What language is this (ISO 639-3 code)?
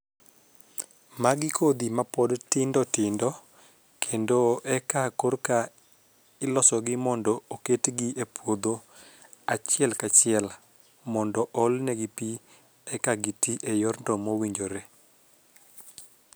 luo